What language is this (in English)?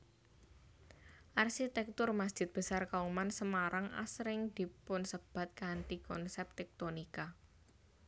Javanese